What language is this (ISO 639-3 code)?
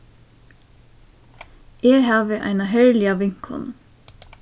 fao